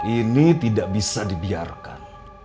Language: Indonesian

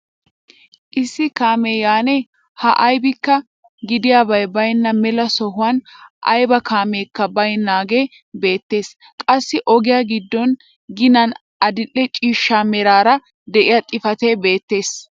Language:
Wolaytta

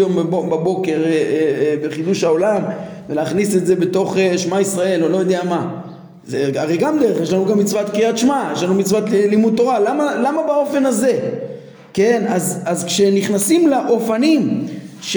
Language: Hebrew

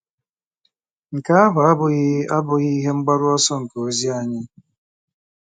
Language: Igbo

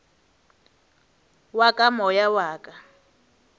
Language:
Northern Sotho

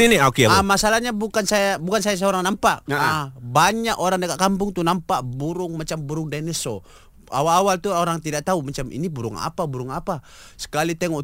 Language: Malay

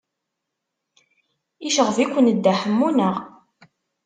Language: Kabyle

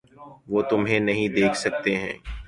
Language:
Urdu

